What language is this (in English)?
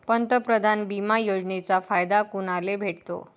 Marathi